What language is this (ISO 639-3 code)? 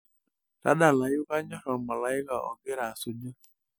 mas